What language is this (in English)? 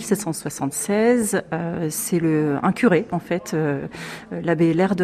French